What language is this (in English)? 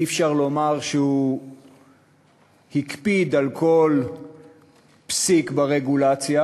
Hebrew